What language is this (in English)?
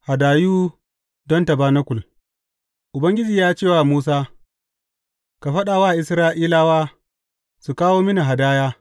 Hausa